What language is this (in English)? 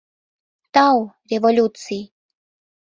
Mari